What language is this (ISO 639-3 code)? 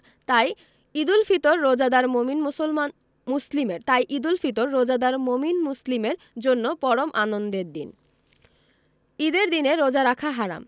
ben